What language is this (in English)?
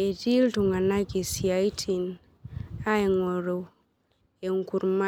Masai